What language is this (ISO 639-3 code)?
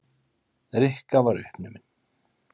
isl